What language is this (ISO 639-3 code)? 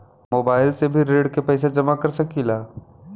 bho